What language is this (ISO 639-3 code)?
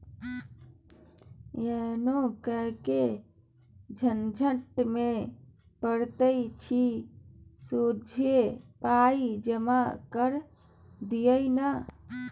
mai